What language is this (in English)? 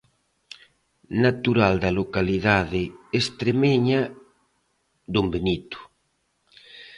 Galician